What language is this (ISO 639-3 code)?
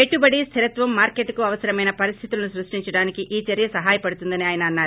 tel